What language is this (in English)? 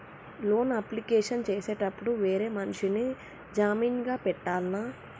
Telugu